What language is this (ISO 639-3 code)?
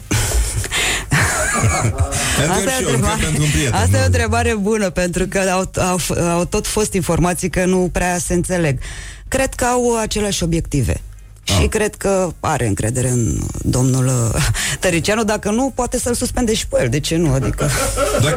ron